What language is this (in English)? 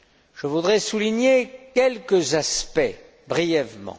French